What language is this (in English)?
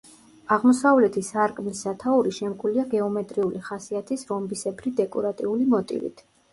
Georgian